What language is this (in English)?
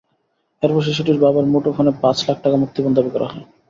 Bangla